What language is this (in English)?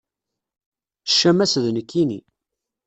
Kabyle